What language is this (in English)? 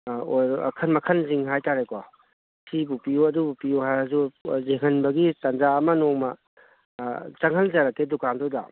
Manipuri